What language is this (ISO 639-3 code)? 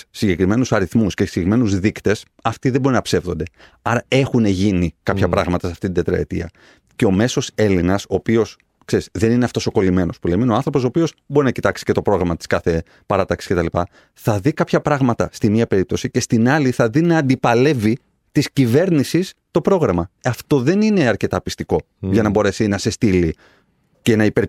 ell